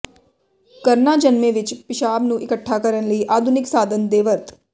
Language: Punjabi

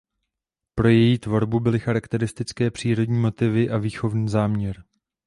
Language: Czech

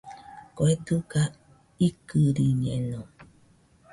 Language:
Nüpode Huitoto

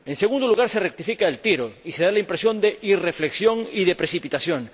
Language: Spanish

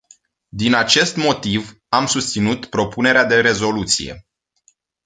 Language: Romanian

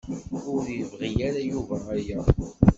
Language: Kabyle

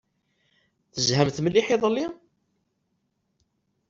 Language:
Kabyle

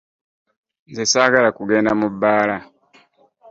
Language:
Ganda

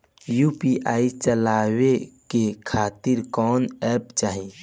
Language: Bhojpuri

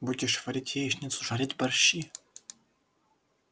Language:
Russian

